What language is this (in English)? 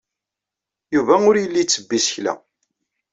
Kabyle